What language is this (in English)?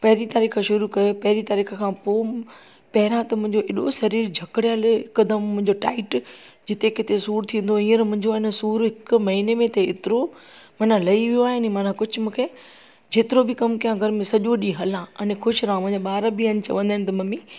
Sindhi